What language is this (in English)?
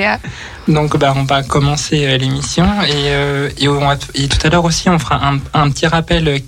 French